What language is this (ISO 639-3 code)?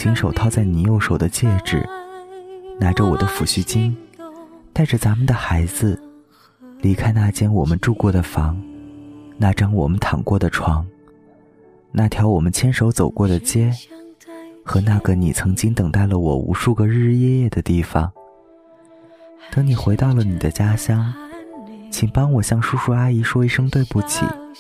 zho